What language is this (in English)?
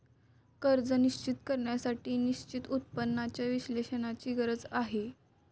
Marathi